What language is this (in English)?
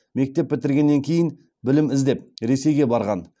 Kazakh